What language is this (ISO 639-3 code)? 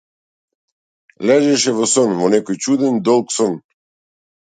mkd